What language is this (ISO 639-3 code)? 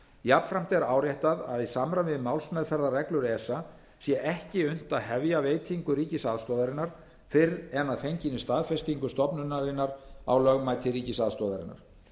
isl